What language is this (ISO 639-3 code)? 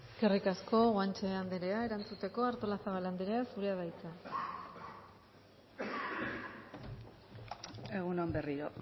eus